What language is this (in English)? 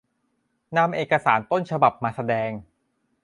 Thai